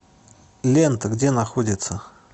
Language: Russian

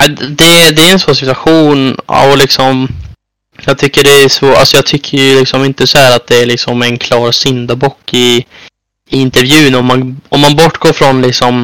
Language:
Swedish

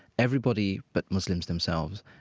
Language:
English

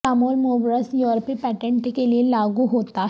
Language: Urdu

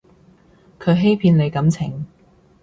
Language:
Cantonese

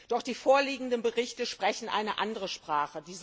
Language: German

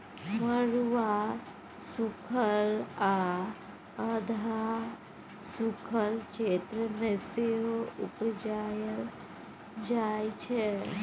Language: Maithili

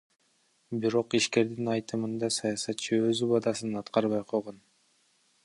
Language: Kyrgyz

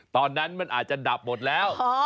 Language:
Thai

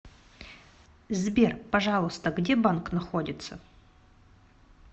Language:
Russian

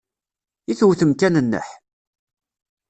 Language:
Kabyle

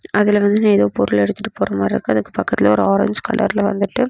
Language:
Tamil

